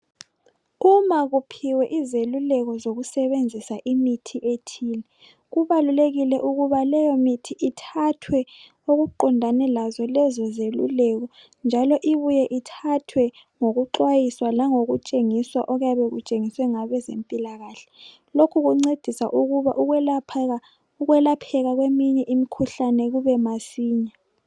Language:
North Ndebele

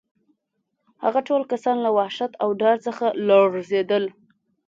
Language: Pashto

